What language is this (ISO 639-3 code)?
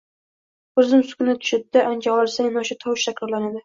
uzb